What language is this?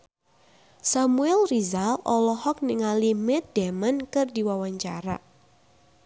Sundanese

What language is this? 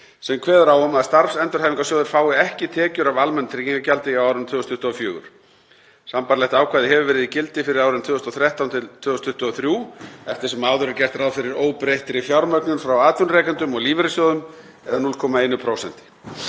Icelandic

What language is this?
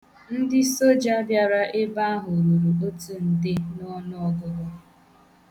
Igbo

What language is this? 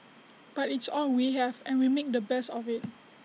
English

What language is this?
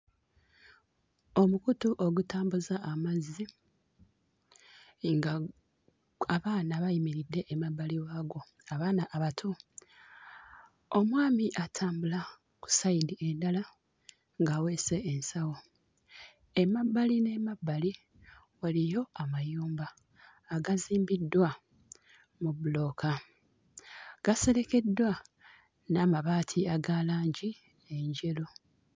Ganda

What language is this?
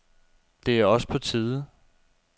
Danish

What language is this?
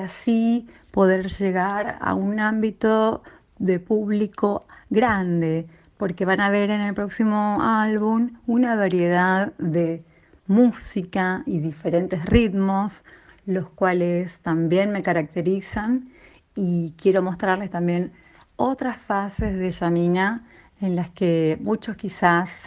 Spanish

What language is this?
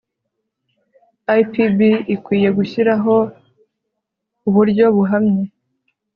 Kinyarwanda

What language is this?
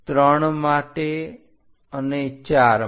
Gujarati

